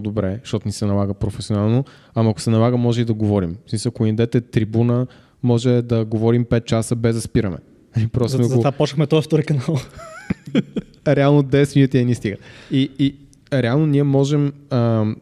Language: Bulgarian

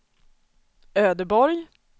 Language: Swedish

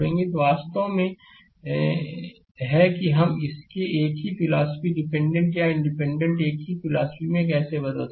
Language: Hindi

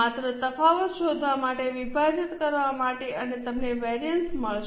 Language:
Gujarati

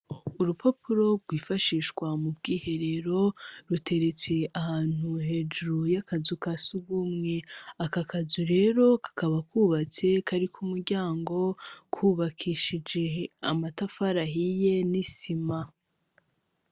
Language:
Rundi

